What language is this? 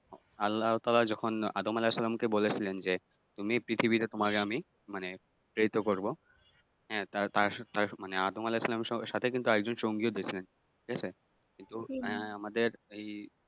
Bangla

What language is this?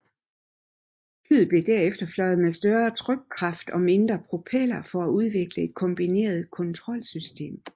Danish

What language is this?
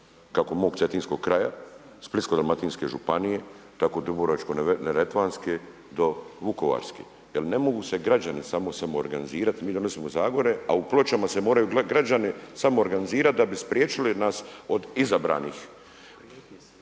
Croatian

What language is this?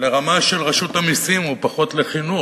Hebrew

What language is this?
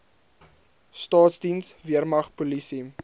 Afrikaans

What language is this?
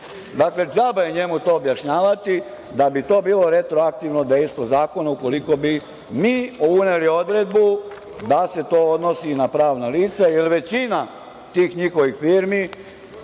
Serbian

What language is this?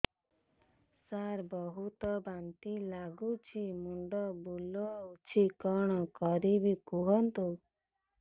Odia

